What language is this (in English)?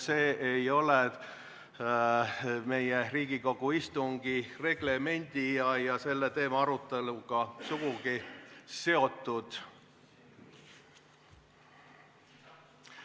Estonian